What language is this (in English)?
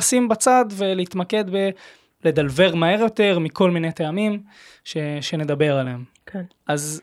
Hebrew